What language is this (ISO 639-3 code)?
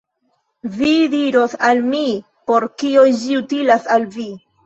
epo